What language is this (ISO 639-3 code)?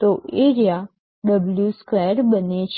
guj